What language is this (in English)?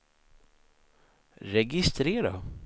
Swedish